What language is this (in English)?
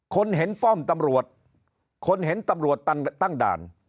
Thai